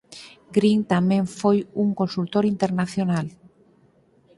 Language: Galician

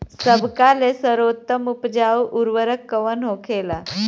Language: Bhojpuri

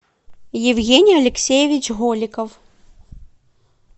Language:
Russian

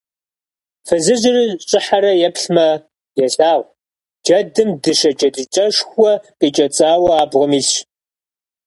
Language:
Kabardian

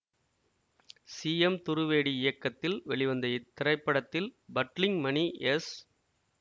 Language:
Tamil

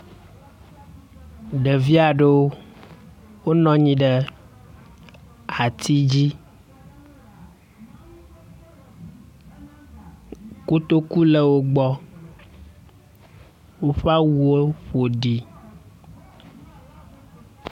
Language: Ewe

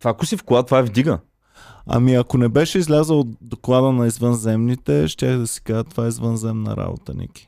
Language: Bulgarian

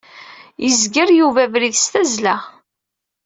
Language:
Kabyle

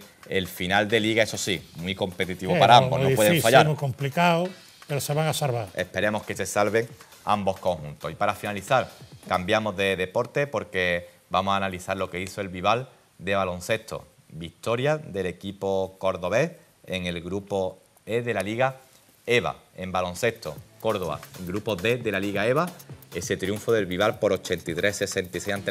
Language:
Spanish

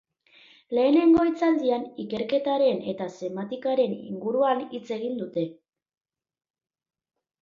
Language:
Basque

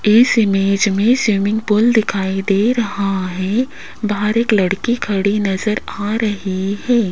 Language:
Hindi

